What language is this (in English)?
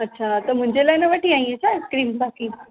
Sindhi